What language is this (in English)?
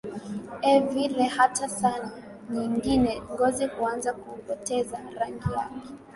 Swahili